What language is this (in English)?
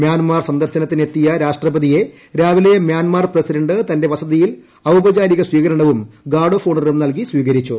Malayalam